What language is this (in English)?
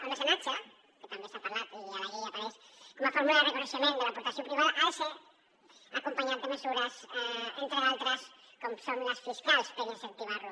Catalan